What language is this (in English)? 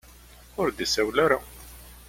Kabyle